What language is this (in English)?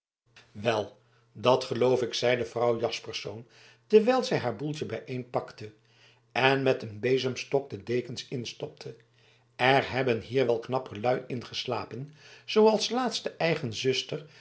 Dutch